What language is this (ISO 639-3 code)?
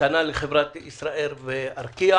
heb